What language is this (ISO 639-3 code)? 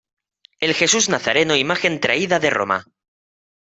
spa